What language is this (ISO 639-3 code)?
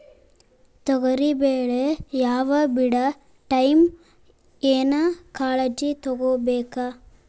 kan